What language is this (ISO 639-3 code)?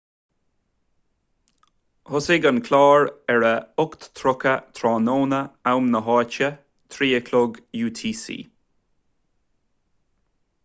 gle